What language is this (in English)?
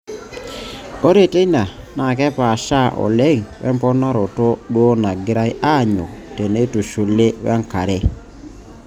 Masai